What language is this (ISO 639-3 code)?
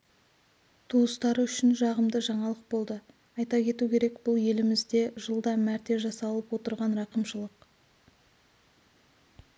kaz